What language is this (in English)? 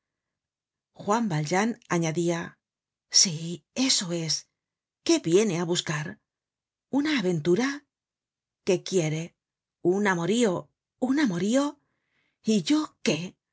Spanish